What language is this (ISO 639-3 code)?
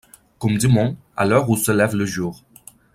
fra